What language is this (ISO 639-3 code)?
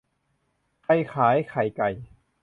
tha